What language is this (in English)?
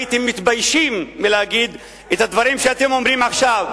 Hebrew